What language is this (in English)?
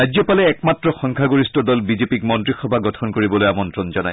Assamese